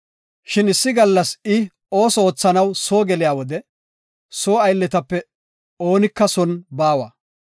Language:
Gofa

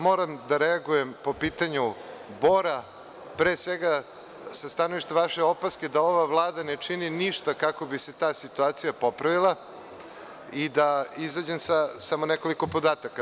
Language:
Serbian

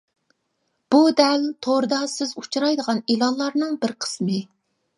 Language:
Uyghur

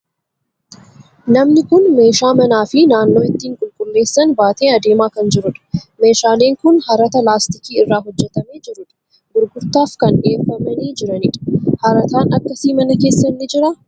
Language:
Oromo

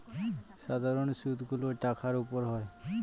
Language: Bangla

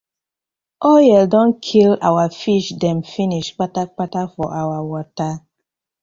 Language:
Nigerian Pidgin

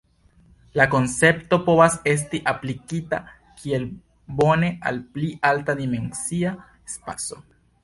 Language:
Esperanto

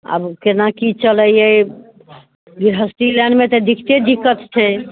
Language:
Maithili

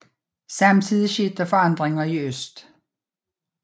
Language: Danish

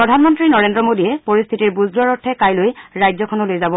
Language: Assamese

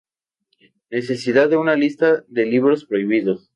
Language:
Spanish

